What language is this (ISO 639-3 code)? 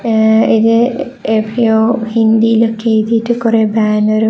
mal